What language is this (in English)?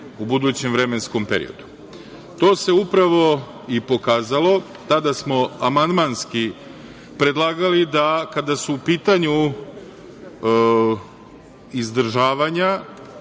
Serbian